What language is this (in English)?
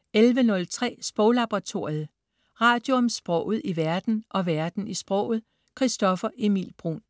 Danish